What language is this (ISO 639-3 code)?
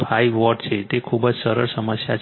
guj